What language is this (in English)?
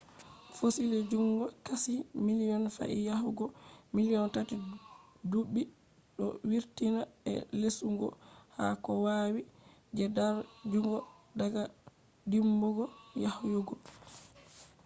Fula